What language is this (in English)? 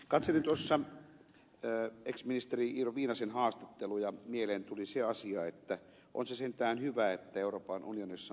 Finnish